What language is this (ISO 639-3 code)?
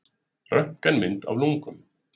isl